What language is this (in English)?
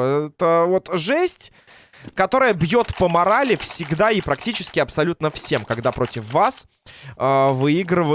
Russian